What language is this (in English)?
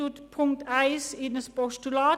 Swiss German